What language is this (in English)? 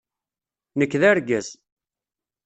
Kabyle